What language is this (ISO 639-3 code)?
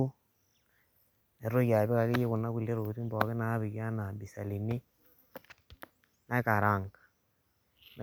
mas